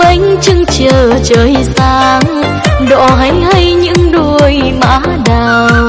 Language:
Vietnamese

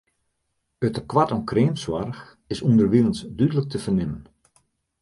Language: Western Frisian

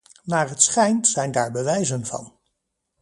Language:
Dutch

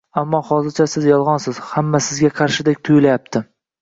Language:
Uzbek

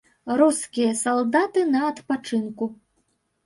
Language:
Belarusian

